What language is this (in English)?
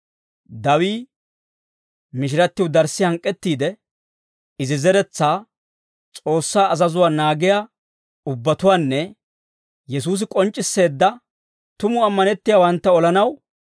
Dawro